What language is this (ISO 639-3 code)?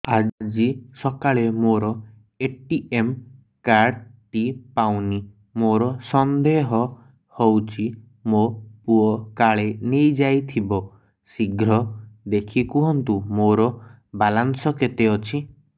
ori